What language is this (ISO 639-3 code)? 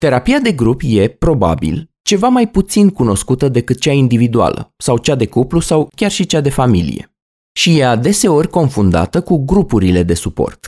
ron